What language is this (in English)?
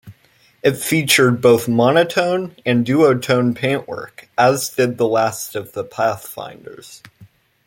English